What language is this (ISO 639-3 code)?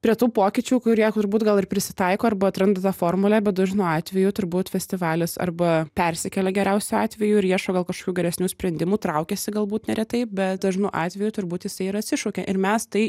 lit